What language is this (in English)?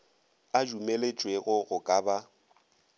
Northern Sotho